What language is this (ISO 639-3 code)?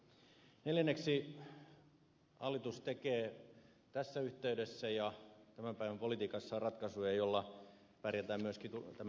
fin